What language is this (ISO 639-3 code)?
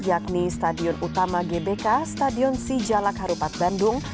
ind